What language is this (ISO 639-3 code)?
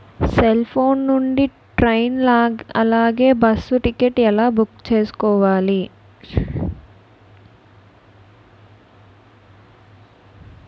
tel